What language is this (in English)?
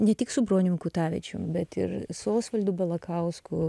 Lithuanian